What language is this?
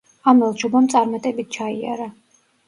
Georgian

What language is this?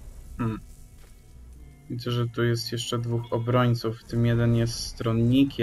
Polish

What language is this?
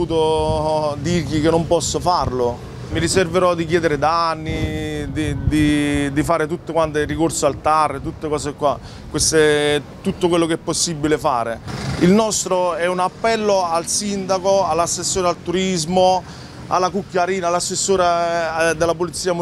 Italian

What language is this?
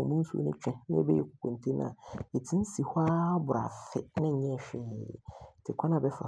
Abron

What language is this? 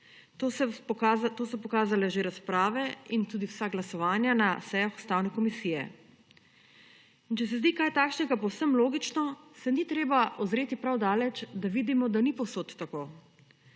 Slovenian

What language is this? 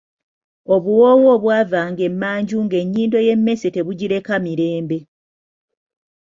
Ganda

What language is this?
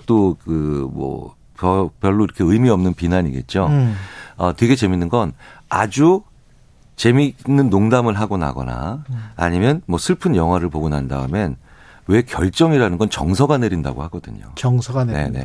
Korean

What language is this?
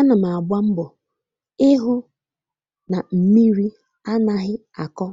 Igbo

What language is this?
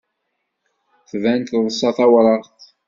Kabyle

